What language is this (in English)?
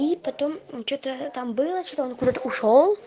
Russian